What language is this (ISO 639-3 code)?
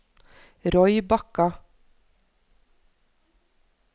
nor